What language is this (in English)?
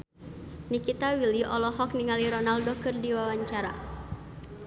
Sundanese